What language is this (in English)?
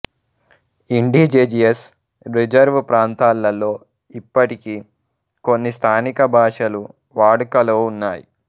Telugu